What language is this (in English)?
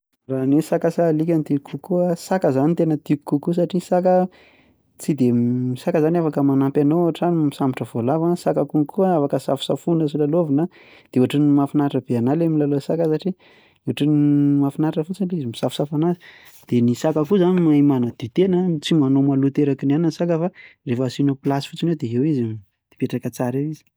Malagasy